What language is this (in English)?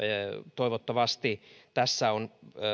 Finnish